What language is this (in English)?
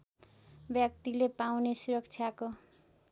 Nepali